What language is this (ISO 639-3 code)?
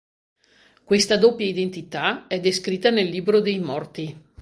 ita